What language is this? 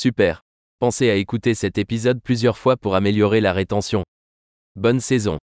French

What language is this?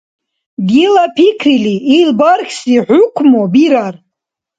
Dargwa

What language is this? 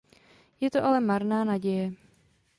Czech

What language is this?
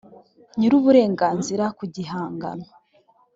Kinyarwanda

